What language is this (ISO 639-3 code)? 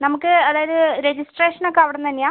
mal